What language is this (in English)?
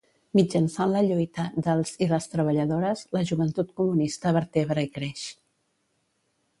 Catalan